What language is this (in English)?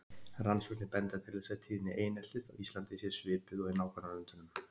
Icelandic